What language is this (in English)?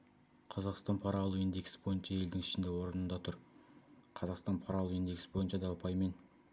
Kazakh